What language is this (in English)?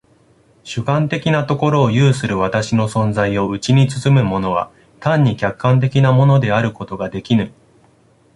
Japanese